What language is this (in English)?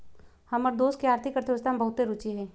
Magahi